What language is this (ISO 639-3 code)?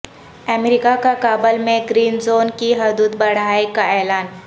urd